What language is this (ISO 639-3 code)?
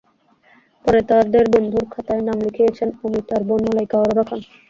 ben